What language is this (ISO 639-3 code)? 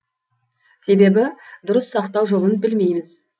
kaz